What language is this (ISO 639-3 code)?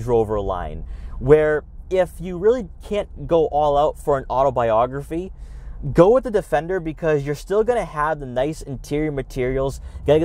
eng